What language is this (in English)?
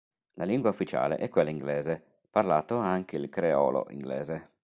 Italian